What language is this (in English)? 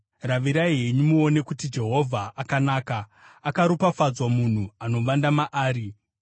Shona